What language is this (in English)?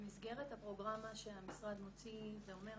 Hebrew